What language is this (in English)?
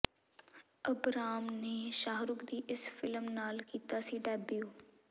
Punjabi